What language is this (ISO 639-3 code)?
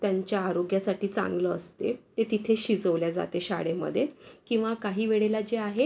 mar